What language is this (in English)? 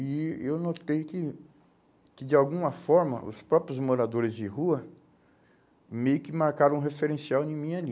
Portuguese